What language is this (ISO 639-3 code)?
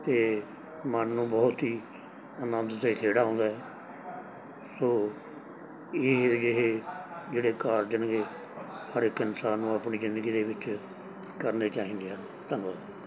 pan